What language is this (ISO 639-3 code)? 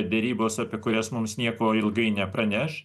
lit